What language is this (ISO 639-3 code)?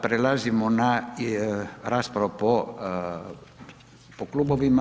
hrv